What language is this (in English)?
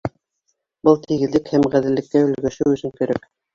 Bashkir